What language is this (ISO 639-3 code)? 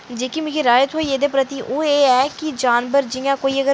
doi